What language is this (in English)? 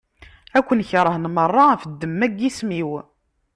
Kabyle